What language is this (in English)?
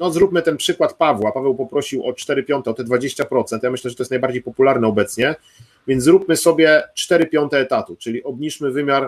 Polish